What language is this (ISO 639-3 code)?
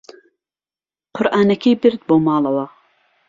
ckb